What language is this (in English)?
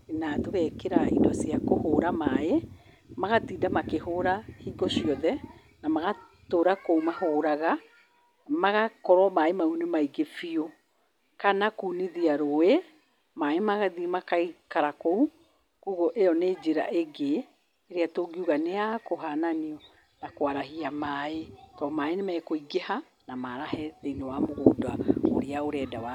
Kikuyu